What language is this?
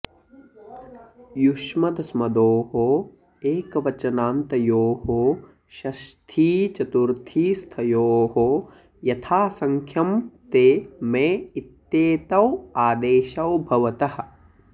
Sanskrit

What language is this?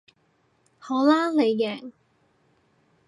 Cantonese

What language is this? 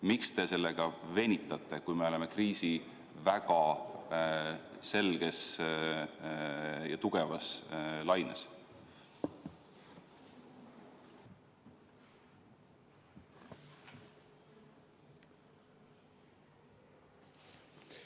Estonian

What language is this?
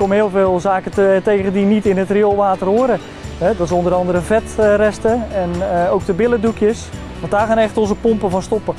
Dutch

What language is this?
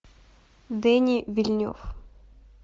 Russian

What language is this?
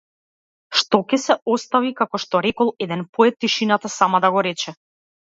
Macedonian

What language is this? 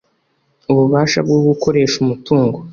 Kinyarwanda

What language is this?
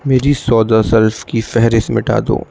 Urdu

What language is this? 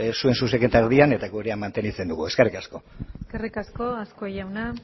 Basque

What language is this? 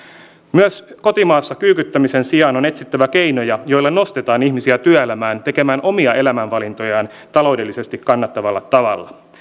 Finnish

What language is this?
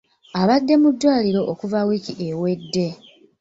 Ganda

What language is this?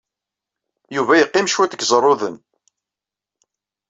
Kabyle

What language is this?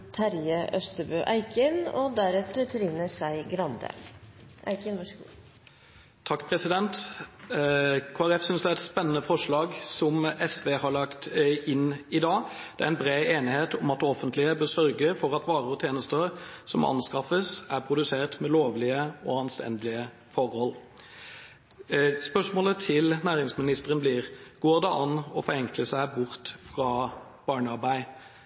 Norwegian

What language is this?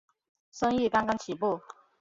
Chinese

